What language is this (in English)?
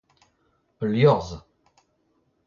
Breton